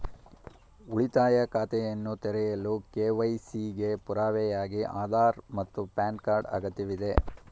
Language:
Kannada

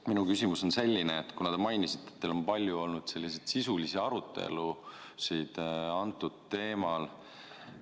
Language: Estonian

